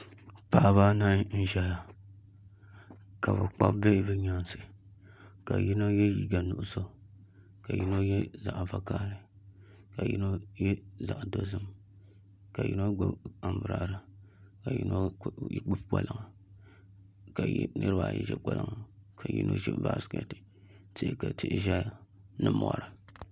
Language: Dagbani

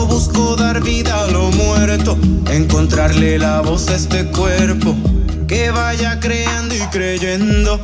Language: Spanish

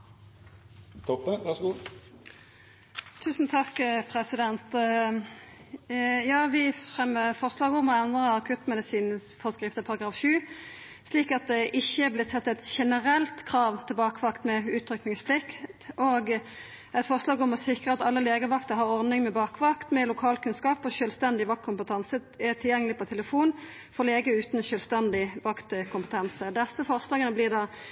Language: Norwegian Nynorsk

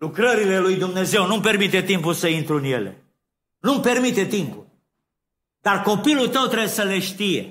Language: Romanian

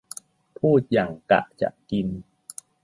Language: Thai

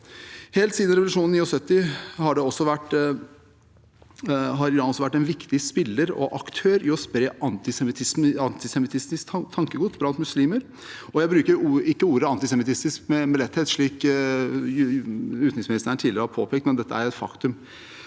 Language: Norwegian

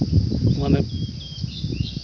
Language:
Santali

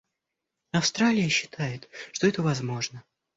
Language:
Russian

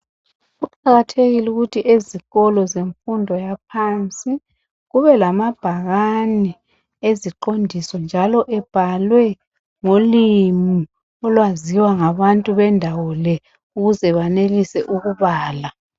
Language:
North Ndebele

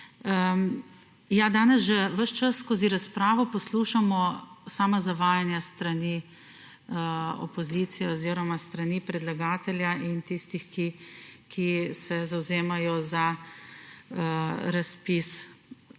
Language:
Slovenian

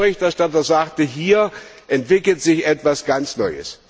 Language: German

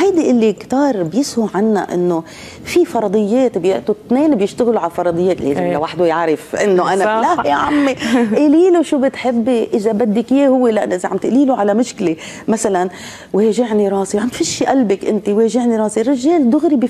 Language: Arabic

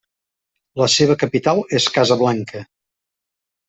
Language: Catalan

